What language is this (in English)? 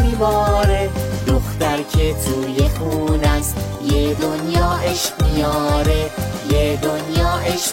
Persian